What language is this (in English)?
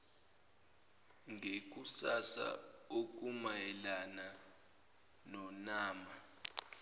Zulu